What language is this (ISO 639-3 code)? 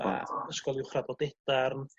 cym